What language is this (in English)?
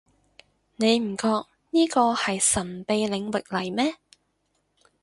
Cantonese